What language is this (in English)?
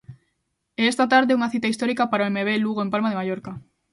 Galician